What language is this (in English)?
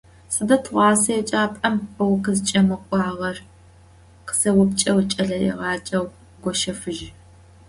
Adyghe